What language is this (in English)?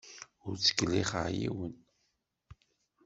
Kabyle